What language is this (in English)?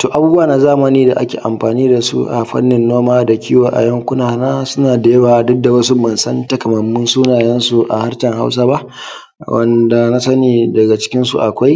Hausa